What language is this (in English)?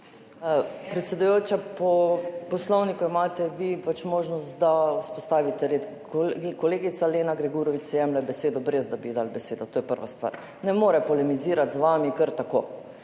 Slovenian